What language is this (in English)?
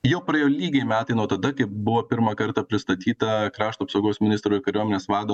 Lithuanian